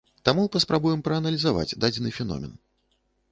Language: Belarusian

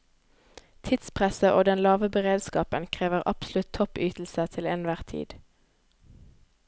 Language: Norwegian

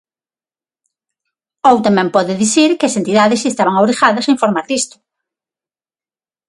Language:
Galician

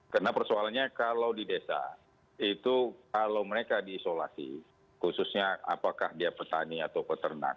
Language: Indonesian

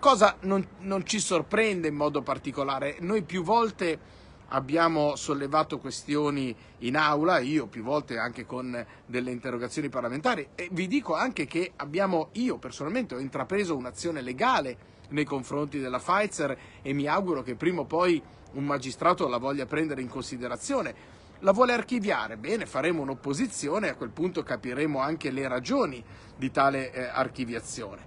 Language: Italian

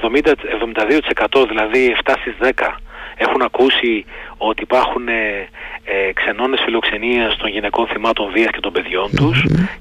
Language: Greek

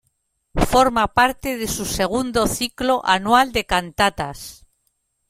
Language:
Spanish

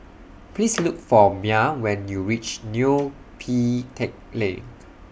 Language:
English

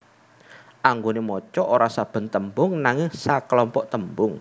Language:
Javanese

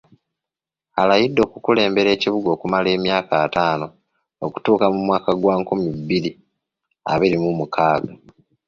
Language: Ganda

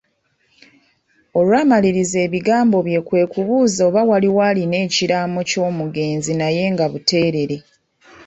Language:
Ganda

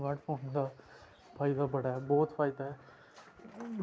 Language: Dogri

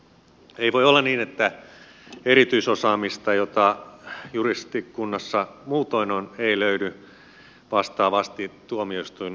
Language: Finnish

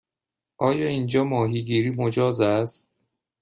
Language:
Persian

